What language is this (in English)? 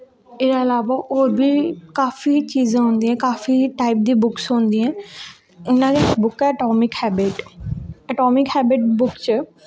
Dogri